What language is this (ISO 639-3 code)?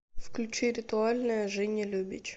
rus